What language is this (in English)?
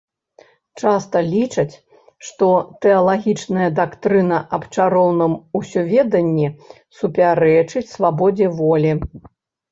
Belarusian